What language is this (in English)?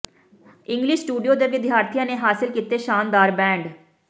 Punjabi